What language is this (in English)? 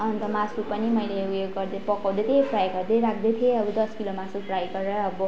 Nepali